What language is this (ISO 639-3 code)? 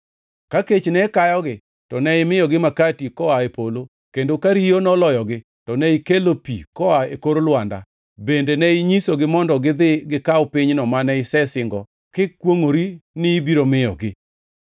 luo